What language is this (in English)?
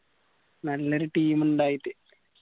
Malayalam